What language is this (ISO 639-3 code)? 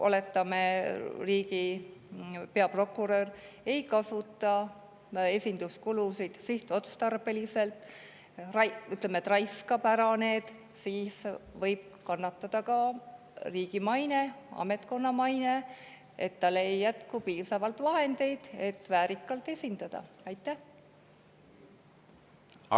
est